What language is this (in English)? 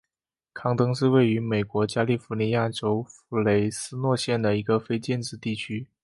Chinese